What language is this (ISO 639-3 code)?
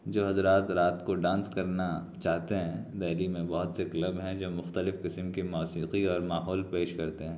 urd